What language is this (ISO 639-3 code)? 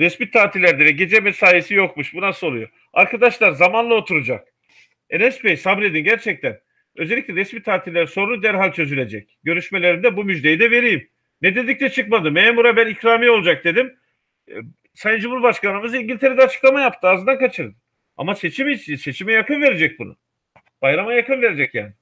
tur